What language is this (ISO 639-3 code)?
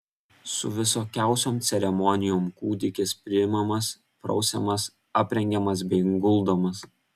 lit